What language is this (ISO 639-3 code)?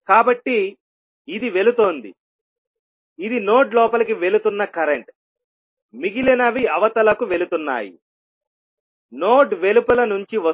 tel